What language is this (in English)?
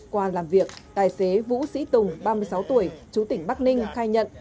Vietnamese